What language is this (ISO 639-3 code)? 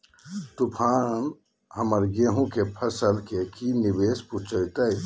mag